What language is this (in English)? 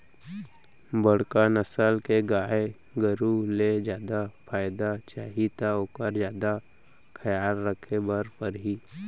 Chhattisgarhi